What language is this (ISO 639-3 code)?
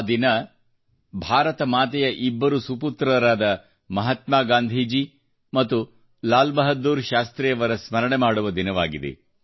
kan